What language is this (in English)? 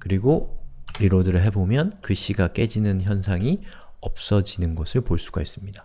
Korean